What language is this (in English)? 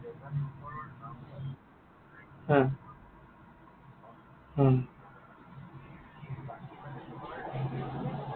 Assamese